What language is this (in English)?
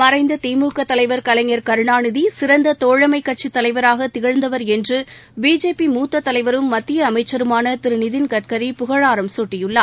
Tamil